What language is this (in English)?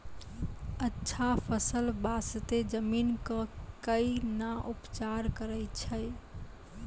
Maithili